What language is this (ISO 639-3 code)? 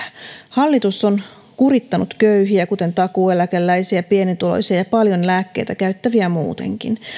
fin